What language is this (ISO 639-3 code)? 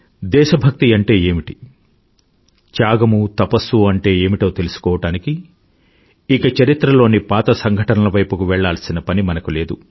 tel